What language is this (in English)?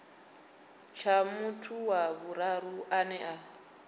Venda